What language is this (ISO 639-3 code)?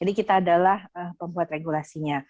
ind